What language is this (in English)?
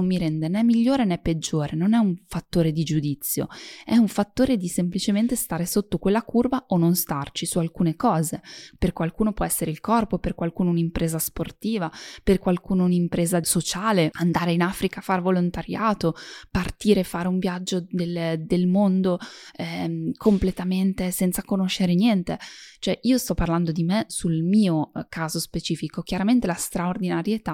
Italian